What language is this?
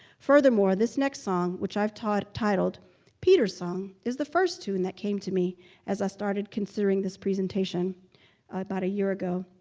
English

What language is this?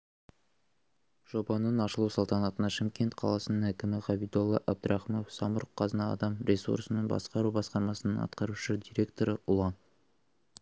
Kazakh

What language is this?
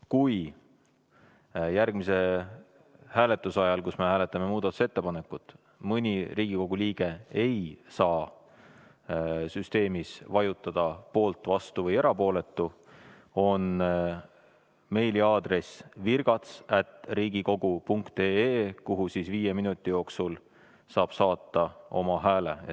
Estonian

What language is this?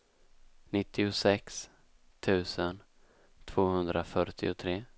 Swedish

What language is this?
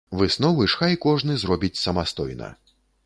Belarusian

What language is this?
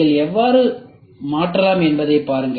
Tamil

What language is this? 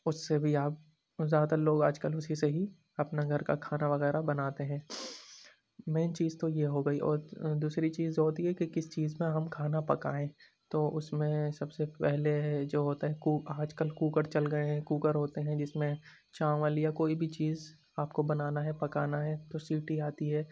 Urdu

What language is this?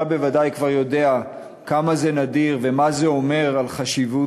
Hebrew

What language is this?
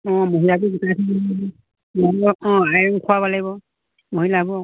Assamese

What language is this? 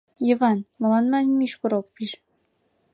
Mari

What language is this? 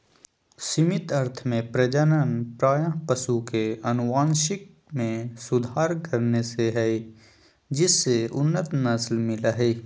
Magahi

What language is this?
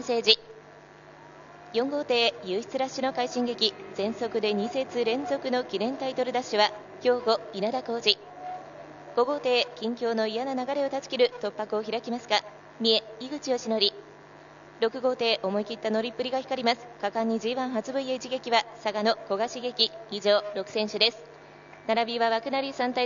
Japanese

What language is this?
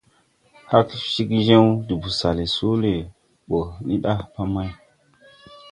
Tupuri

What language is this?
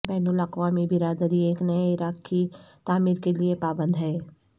Urdu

